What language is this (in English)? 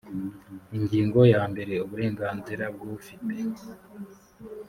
Kinyarwanda